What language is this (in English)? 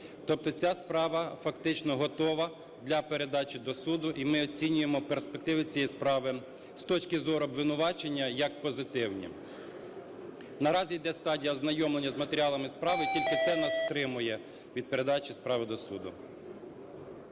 Ukrainian